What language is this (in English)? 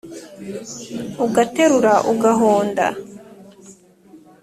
Kinyarwanda